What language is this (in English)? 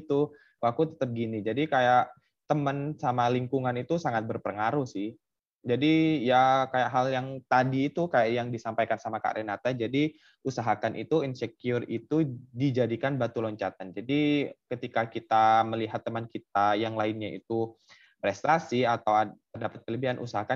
Indonesian